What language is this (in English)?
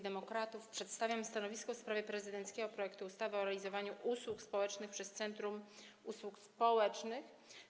Polish